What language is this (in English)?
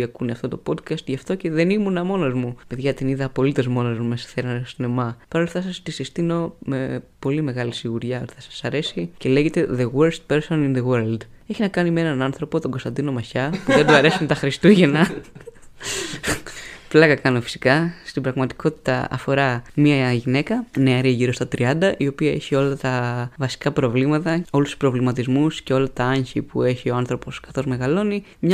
Greek